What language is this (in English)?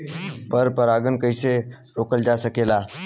Bhojpuri